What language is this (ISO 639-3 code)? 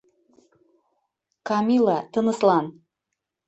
bak